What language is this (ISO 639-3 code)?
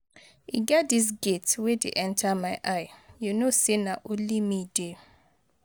pcm